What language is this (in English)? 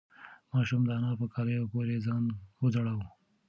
Pashto